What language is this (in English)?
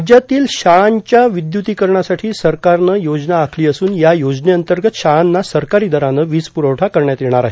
Marathi